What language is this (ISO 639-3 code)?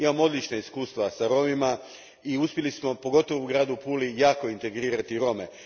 hrv